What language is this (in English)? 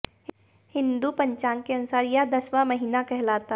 Hindi